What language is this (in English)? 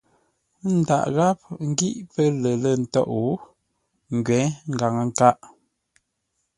Ngombale